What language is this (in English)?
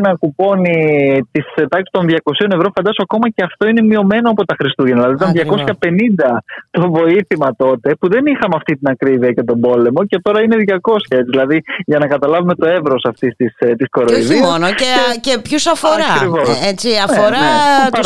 Greek